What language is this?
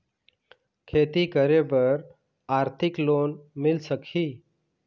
Chhattisgarhi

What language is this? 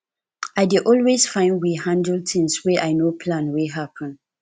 Nigerian Pidgin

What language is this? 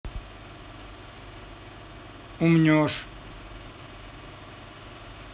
Russian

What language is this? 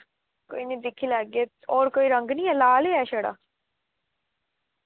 Dogri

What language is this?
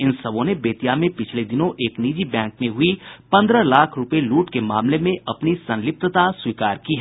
Hindi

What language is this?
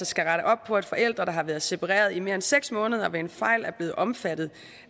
Danish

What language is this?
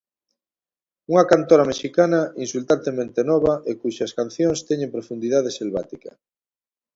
Galician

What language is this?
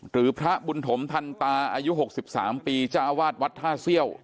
Thai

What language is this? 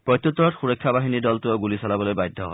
Assamese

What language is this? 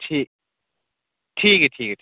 Dogri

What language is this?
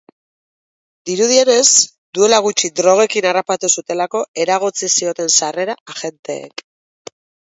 Basque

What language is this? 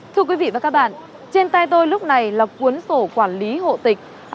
Vietnamese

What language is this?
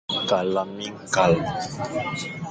Fang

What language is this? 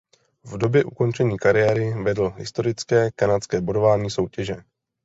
Czech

